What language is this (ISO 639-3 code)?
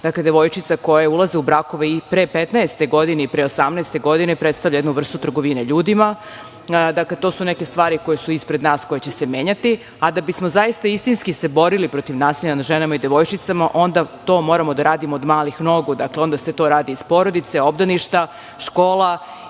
srp